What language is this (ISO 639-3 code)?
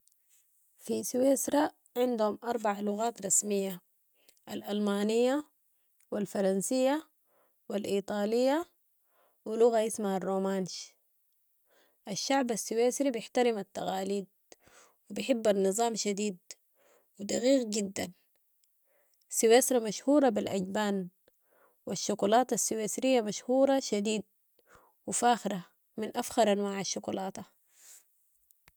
apd